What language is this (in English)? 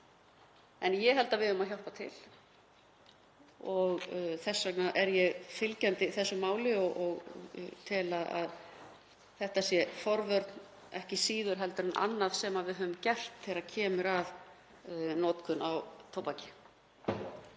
Icelandic